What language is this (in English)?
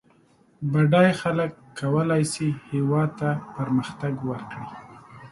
Pashto